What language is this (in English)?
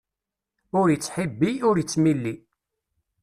Kabyle